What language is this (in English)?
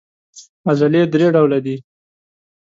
Pashto